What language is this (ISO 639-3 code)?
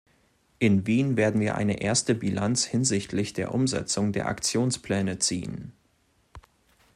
deu